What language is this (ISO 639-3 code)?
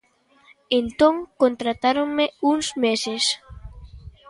glg